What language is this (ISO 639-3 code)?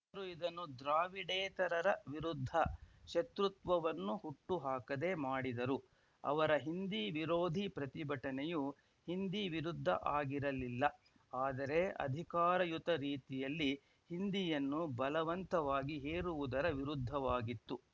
kan